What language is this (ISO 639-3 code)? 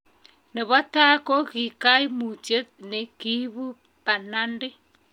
kln